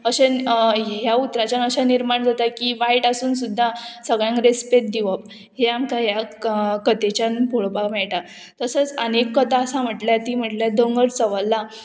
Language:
Konkani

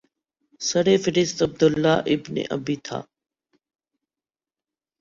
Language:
Urdu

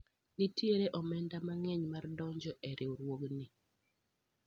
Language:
Luo (Kenya and Tanzania)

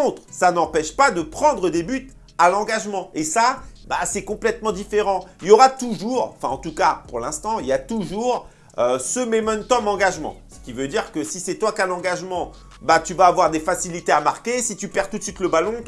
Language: French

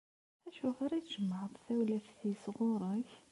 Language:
Kabyle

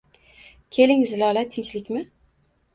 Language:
Uzbek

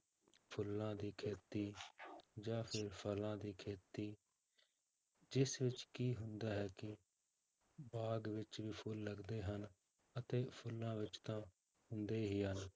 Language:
Punjabi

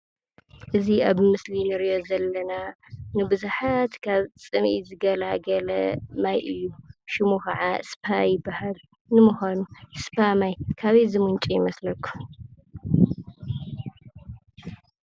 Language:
Tigrinya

